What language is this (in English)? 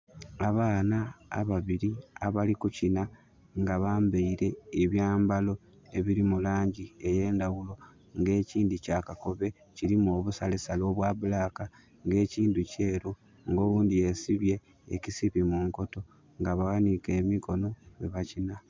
Soga